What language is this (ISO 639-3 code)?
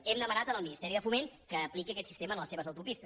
cat